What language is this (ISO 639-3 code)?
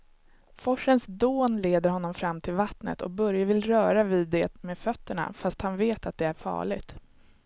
swe